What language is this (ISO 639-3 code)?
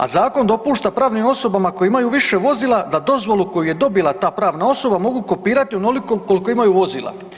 hrv